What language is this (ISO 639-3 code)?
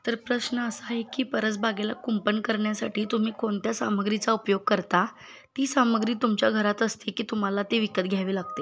mar